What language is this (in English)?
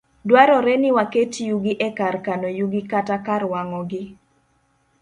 Luo (Kenya and Tanzania)